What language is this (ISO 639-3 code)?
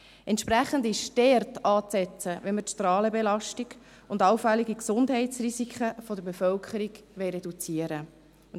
gsw